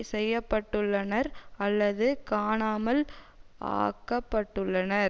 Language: Tamil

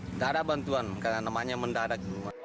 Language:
Indonesian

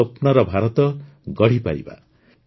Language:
Odia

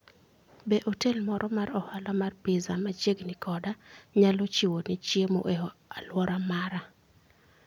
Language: Luo (Kenya and Tanzania)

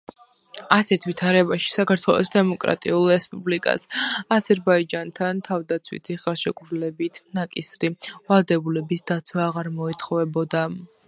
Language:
Georgian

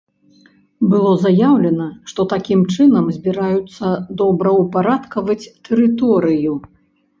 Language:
Belarusian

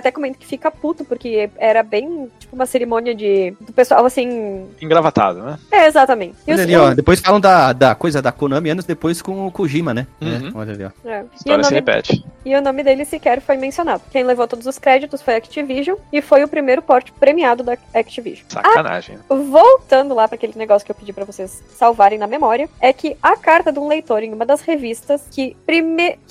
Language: Portuguese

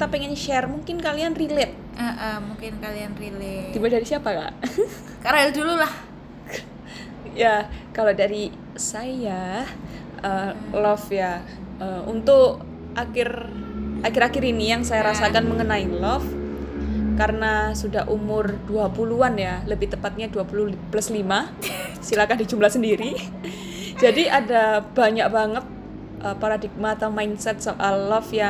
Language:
Indonesian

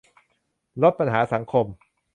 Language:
Thai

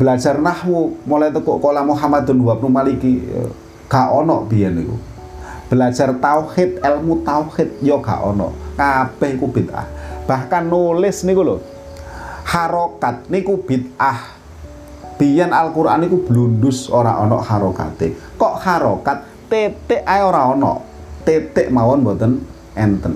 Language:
Indonesian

